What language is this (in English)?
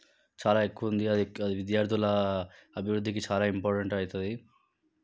Telugu